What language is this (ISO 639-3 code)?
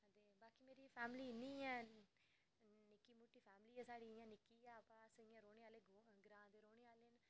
doi